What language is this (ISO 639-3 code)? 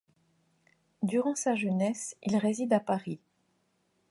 fra